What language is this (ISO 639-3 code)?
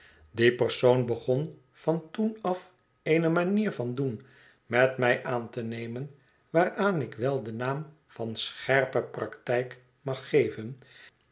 nld